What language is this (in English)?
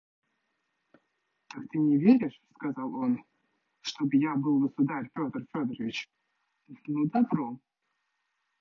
Russian